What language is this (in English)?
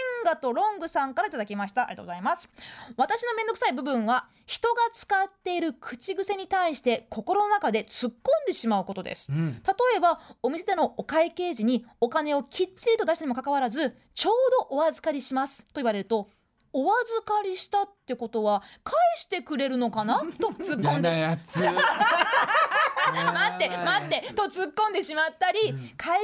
Japanese